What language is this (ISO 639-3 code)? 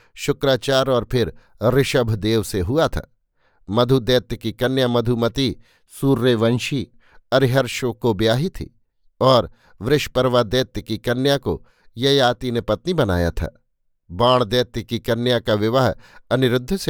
hin